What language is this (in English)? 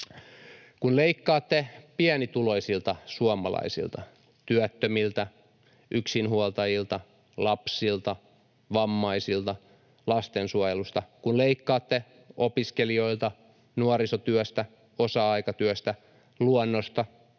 Finnish